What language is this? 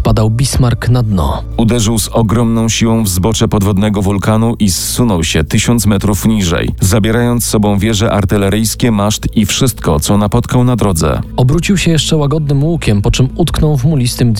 Polish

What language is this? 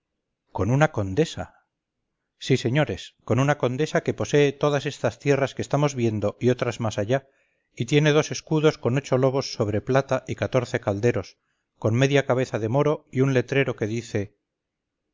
Spanish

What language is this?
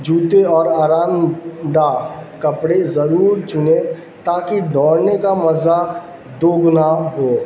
Urdu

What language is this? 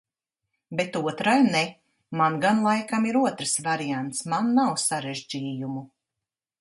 Latvian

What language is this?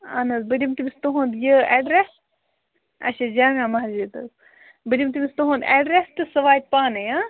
Kashmiri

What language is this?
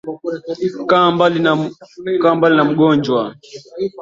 Swahili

